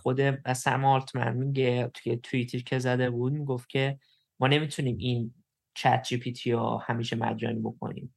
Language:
Persian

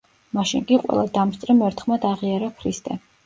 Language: Georgian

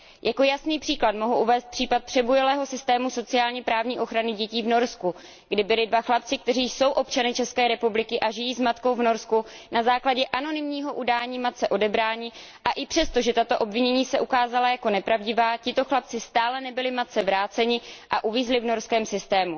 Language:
Czech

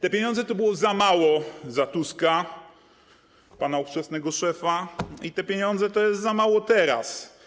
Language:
Polish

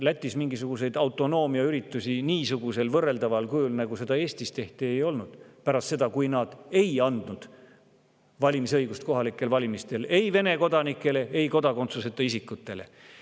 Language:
Estonian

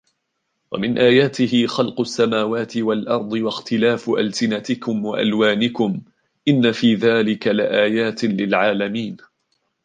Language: Arabic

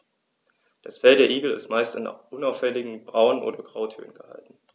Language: German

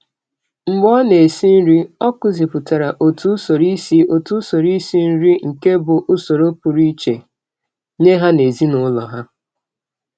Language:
Igbo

